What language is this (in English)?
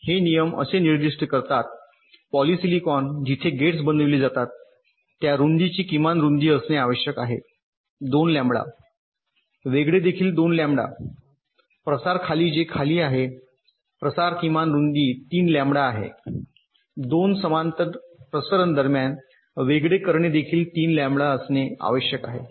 Marathi